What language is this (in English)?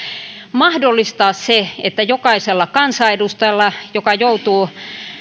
Finnish